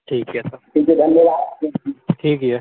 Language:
Maithili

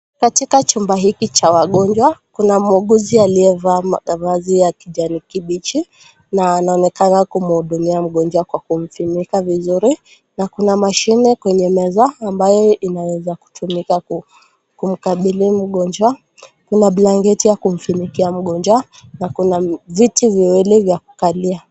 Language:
Swahili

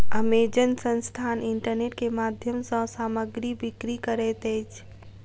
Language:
Maithili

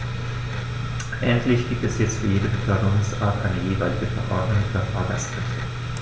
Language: German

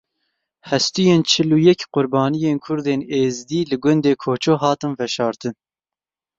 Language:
Kurdish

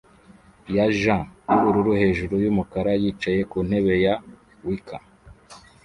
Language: Kinyarwanda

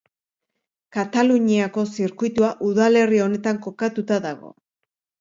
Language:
Basque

